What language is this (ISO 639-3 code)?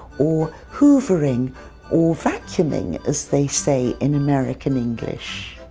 eng